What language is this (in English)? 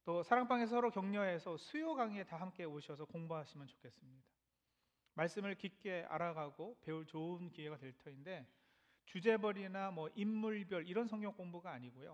Korean